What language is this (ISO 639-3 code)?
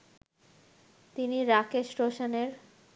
ben